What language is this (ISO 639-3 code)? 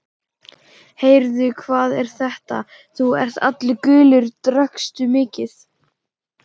isl